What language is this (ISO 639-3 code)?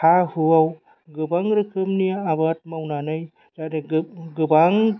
brx